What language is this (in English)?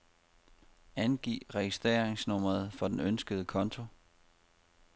Danish